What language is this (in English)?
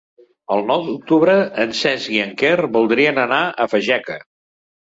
Catalan